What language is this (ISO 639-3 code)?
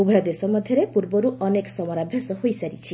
ori